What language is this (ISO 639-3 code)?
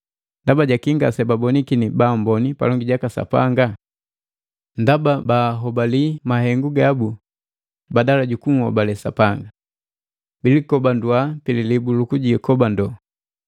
mgv